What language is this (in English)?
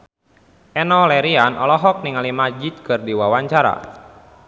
Sundanese